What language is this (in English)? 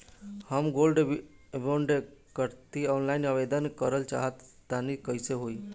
Bhojpuri